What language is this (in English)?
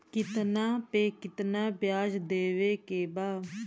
Bhojpuri